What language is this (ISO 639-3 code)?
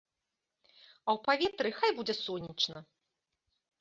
bel